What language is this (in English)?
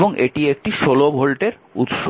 Bangla